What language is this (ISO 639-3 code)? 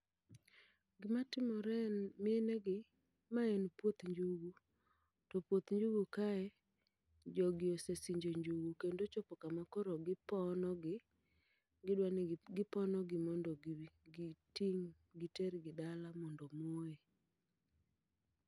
luo